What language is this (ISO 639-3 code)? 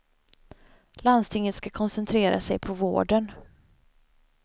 swe